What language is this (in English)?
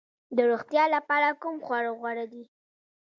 Pashto